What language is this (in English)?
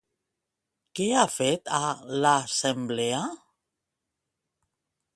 Catalan